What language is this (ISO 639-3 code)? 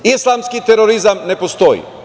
srp